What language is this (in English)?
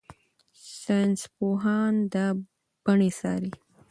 Pashto